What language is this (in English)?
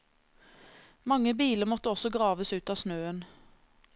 Norwegian